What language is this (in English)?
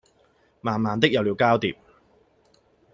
Cantonese